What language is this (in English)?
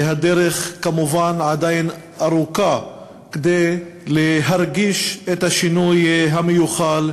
Hebrew